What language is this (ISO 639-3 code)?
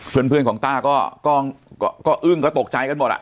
tha